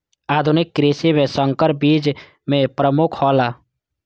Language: Maithili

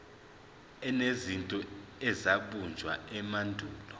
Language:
Zulu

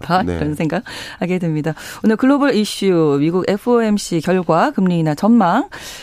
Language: Korean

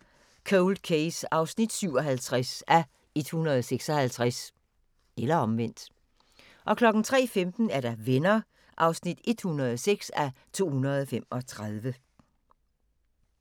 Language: Danish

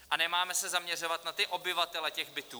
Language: Czech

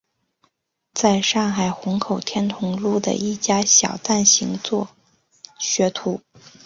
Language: Chinese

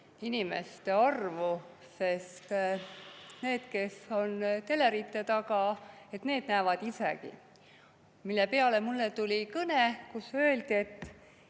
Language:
Estonian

